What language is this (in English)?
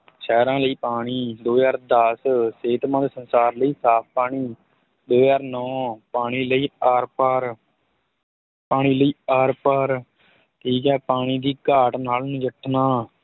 Punjabi